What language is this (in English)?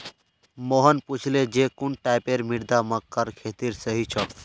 Magahi